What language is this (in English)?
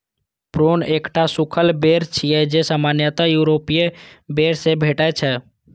Maithili